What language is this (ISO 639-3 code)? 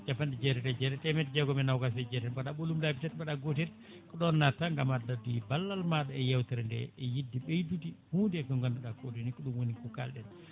ful